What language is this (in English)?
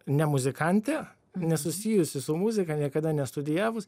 Lithuanian